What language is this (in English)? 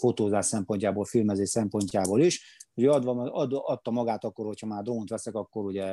Hungarian